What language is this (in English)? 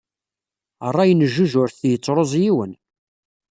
Kabyle